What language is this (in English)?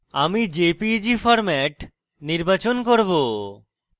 Bangla